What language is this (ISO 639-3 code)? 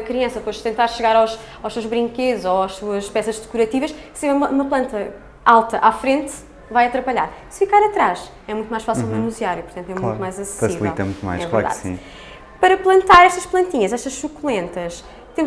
por